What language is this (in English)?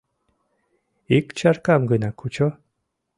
Mari